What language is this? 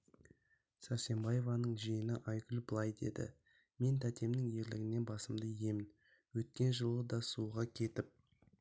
Kazakh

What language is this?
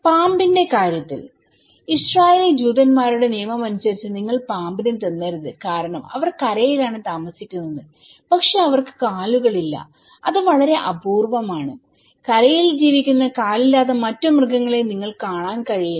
Malayalam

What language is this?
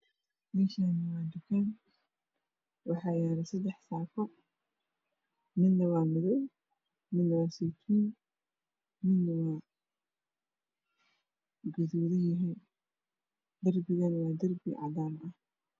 Somali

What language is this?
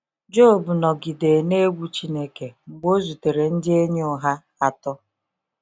Igbo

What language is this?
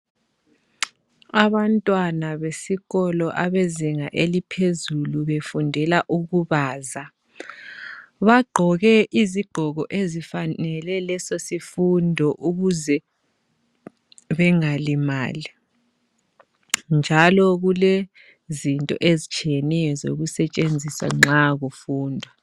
North Ndebele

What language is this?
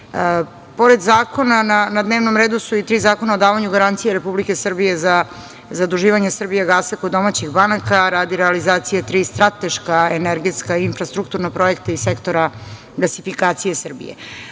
Serbian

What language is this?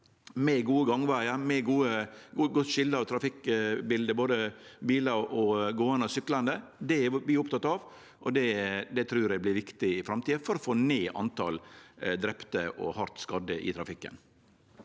Norwegian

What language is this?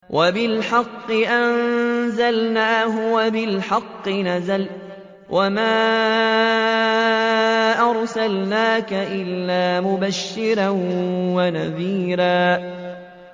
Arabic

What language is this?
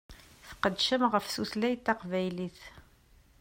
Kabyle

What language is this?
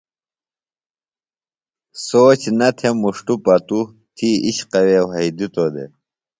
Phalura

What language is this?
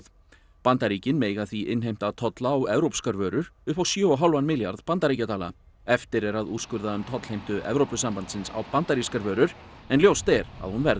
Icelandic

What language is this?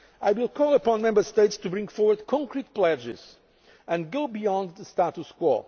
English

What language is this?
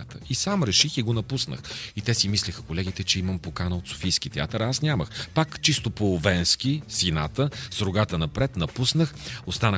Bulgarian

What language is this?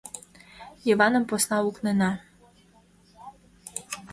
Mari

